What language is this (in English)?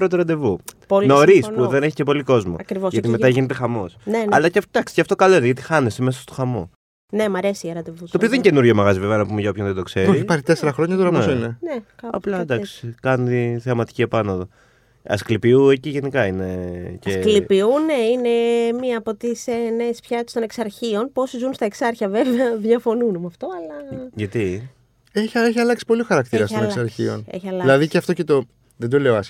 Greek